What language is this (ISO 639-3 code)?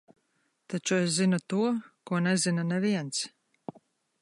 lav